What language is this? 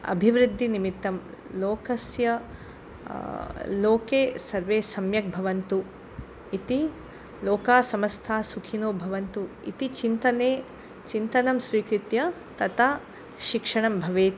Sanskrit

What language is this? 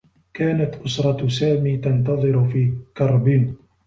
Arabic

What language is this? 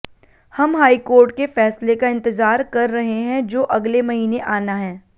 Hindi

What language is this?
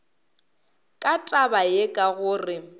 Northern Sotho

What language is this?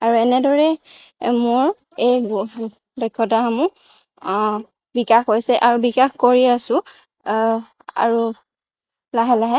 Assamese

